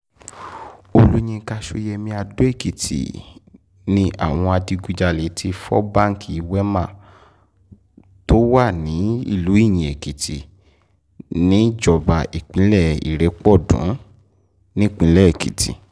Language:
Yoruba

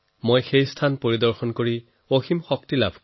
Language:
Assamese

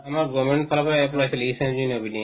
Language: Assamese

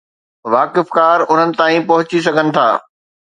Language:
Sindhi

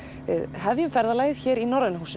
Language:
Icelandic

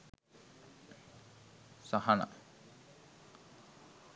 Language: Sinhala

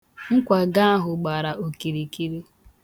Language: Igbo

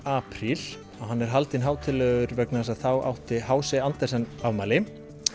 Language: Icelandic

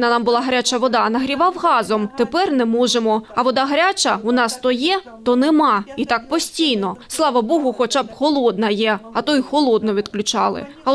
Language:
Ukrainian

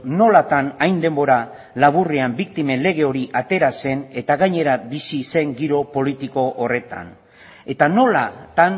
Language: Basque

